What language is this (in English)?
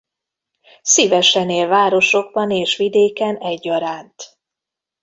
Hungarian